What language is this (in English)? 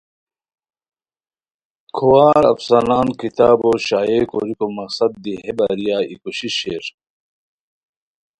Khowar